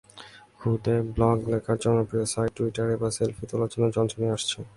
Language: Bangla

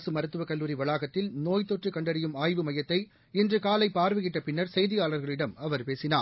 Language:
Tamil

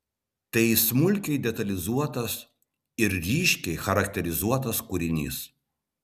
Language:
Lithuanian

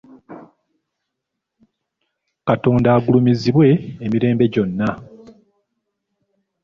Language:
Ganda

